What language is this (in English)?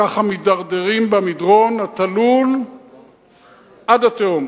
Hebrew